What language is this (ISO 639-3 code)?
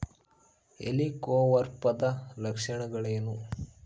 kan